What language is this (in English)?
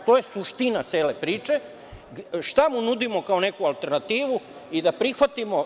Serbian